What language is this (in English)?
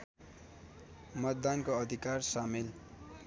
Nepali